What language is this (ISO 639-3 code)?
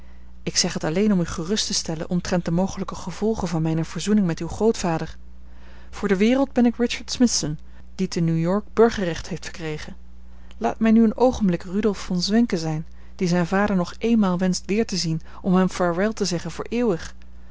nld